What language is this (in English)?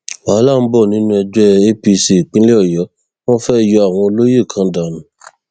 Yoruba